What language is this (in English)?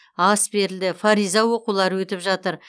Kazakh